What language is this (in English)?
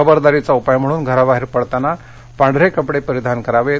Marathi